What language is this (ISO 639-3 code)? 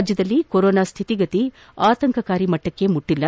kan